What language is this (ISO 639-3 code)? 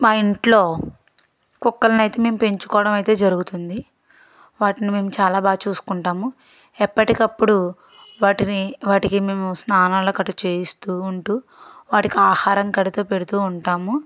tel